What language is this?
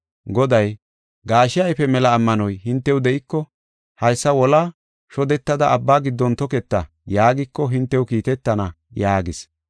Gofa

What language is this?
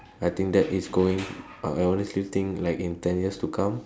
English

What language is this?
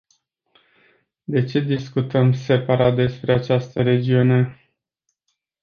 Romanian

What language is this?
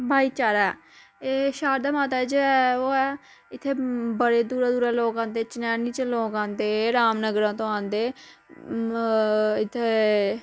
Dogri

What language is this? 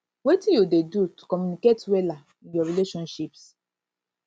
Nigerian Pidgin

